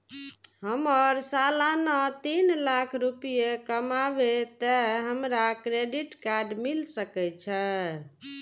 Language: Maithili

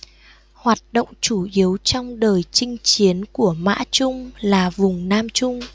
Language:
Vietnamese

